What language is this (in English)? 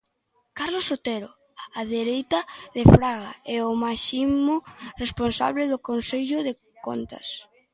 Galician